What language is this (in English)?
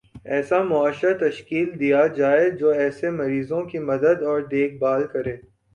Urdu